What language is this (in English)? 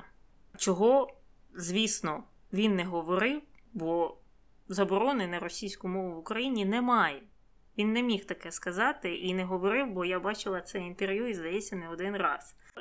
Ukrainian